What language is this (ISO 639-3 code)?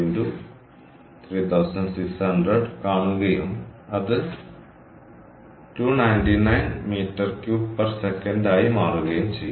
mal